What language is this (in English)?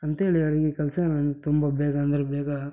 Kannada